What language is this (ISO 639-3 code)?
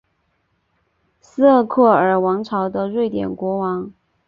zho